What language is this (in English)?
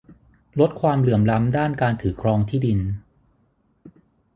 Thai